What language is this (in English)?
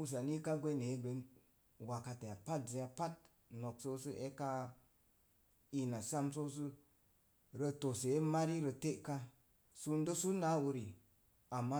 Mom Jango